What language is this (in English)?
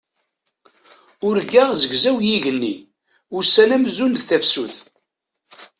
Kabyle